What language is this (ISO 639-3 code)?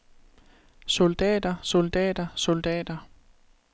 dan